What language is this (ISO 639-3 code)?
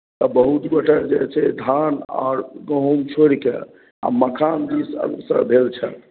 mai